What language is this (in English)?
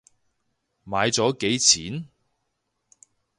Cantonese